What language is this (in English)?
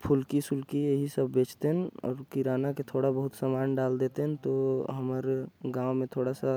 Korwa